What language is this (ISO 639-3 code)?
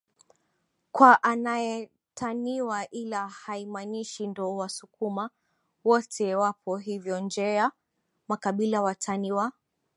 swa